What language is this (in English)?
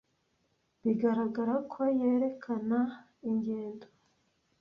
Kinyarwanda